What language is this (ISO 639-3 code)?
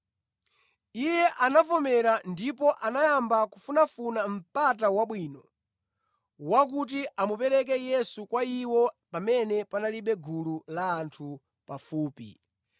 nya